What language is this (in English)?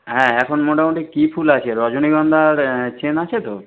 Bangla